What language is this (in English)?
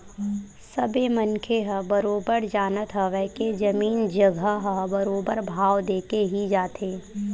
Chhattisgarhi